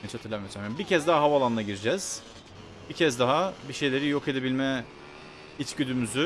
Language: Turkish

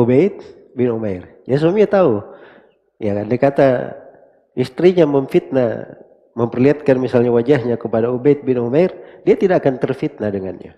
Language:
Indonesian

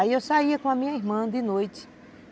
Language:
Portuguese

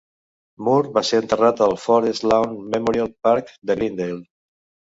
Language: Catalan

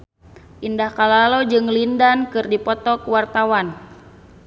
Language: Sundanese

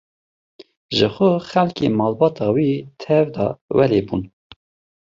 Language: Kurdish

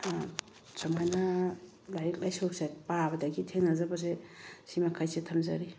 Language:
Manipuri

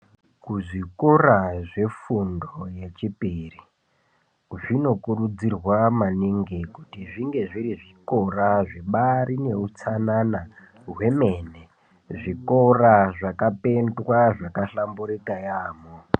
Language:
Ndau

